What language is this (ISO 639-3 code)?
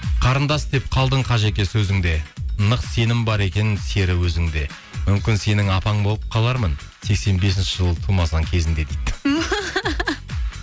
kaz